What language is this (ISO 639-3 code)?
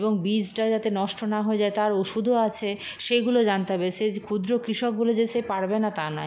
ben